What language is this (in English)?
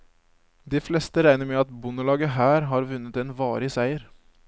Norwegian